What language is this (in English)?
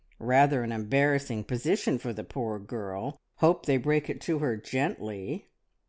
English